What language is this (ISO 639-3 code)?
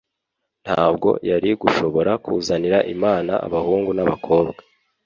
kin